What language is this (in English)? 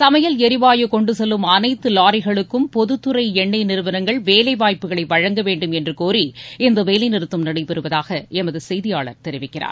Tamil